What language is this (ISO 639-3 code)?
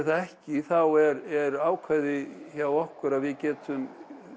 isl